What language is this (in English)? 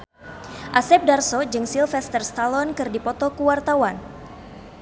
Sundanese